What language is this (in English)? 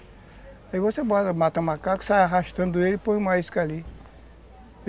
Portuguese